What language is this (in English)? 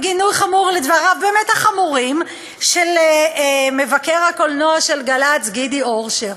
Hebrew